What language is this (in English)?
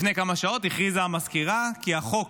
Hebrew